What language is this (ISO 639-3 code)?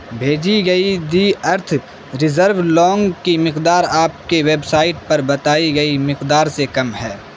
urd